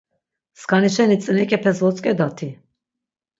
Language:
Laz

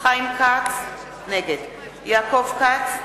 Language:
Hebrew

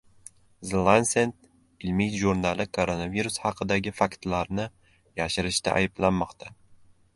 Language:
Uzbek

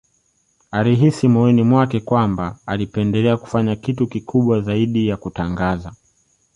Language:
Swahili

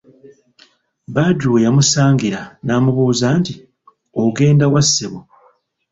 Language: Ganda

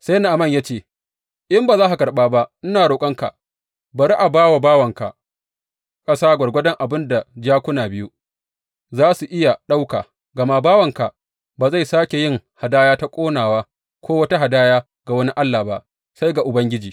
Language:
Hausa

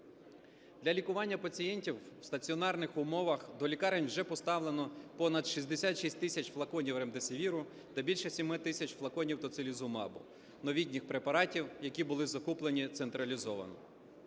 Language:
Ukrainian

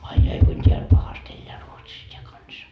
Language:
Finnish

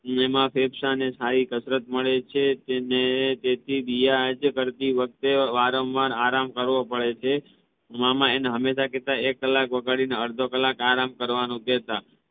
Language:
Gujarati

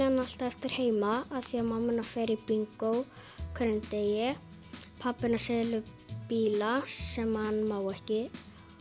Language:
Icelandic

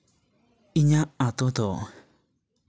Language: Santali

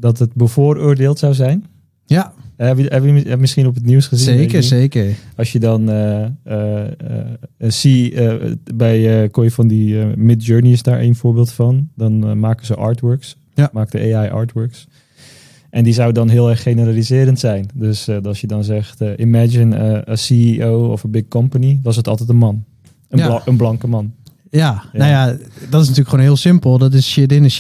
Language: Dutch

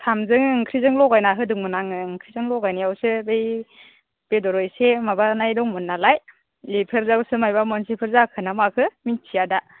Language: Bodo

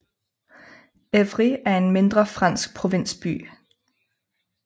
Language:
Danish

